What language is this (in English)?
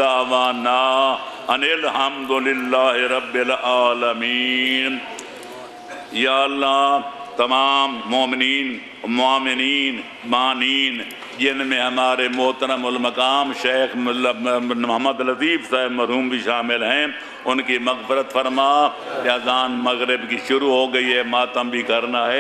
Hindi